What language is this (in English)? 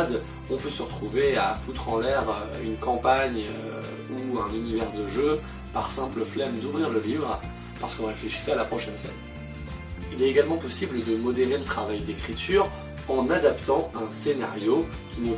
French